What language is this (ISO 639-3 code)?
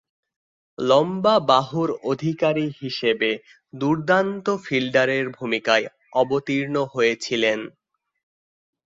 ben